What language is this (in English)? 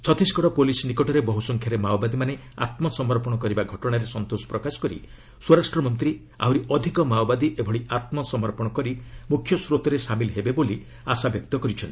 Odia